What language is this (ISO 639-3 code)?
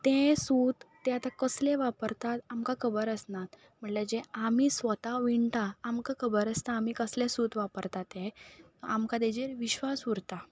kok